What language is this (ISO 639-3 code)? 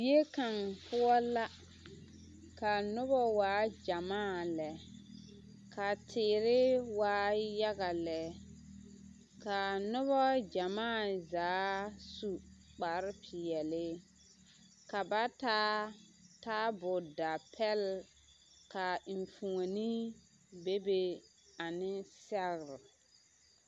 dga